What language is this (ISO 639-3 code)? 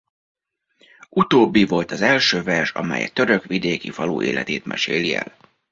hun